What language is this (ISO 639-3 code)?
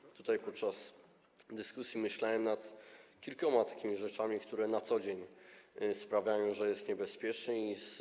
pol